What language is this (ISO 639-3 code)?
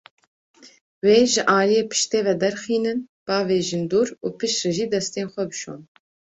kur